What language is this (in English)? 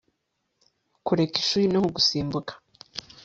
Kinyarwanda